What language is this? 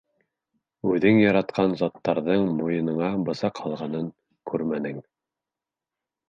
Bashkir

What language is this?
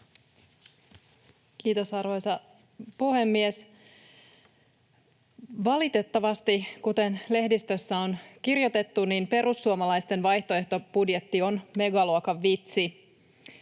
Finnish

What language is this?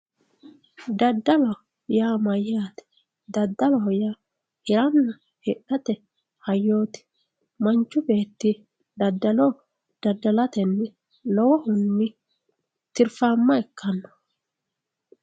Sidamo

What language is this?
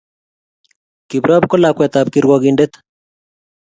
Kalenjin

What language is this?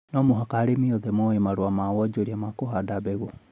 Kikuyu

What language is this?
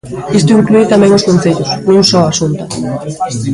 Galician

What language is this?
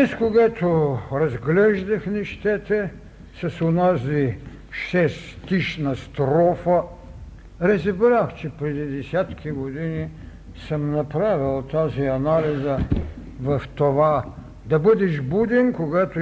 Bulgarian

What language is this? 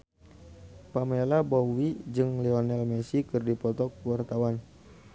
Sundanese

